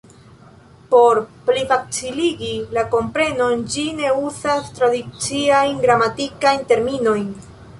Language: Esperanto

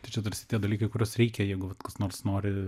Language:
Lithuanian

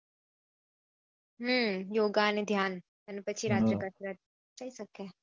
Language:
Gujarati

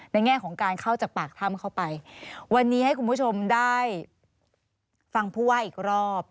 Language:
Thai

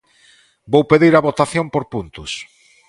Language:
Galician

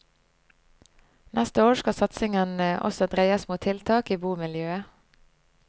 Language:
Norwegian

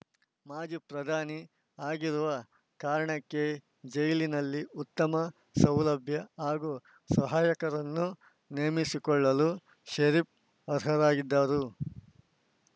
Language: Kannada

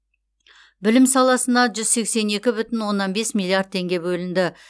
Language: Kazakh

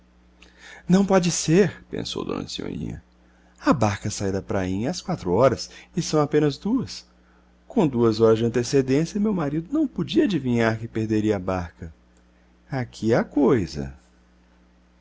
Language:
Portuguese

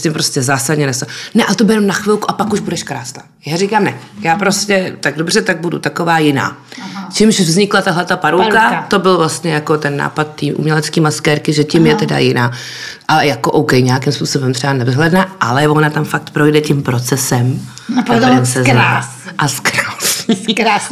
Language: Czech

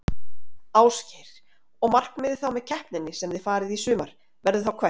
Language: Icelandic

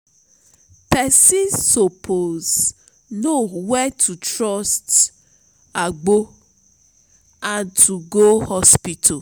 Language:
Nigerian Pidgin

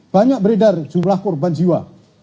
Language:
Indonesian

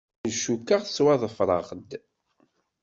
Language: Kabyle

